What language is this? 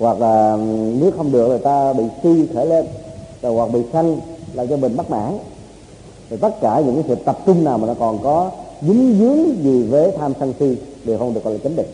Vietnamese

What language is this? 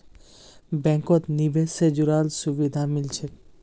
Magahi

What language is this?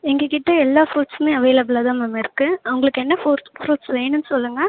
Tamil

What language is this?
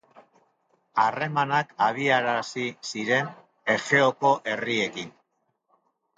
Basque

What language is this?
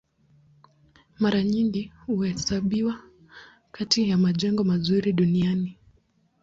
Swahili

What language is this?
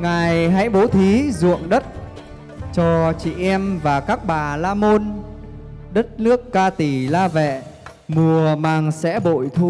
Vietnamese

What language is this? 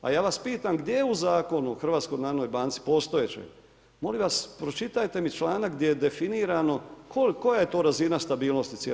Croatian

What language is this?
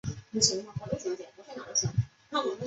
Chinese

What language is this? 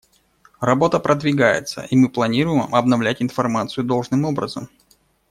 Russian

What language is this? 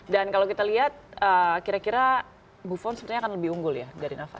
Indonesian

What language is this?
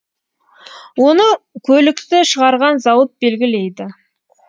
Kazakh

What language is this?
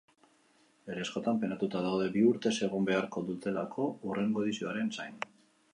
Basque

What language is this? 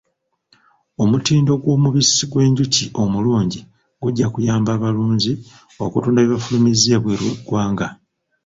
Ganda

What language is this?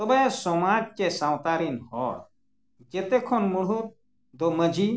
Santali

